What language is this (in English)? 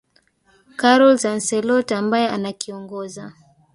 Swahili